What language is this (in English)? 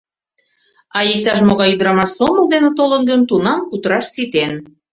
Mari